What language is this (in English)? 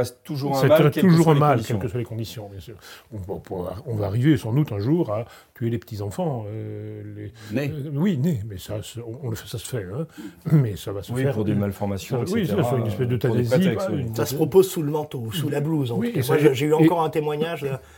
French